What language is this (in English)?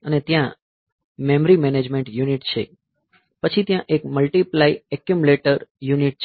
Gujarati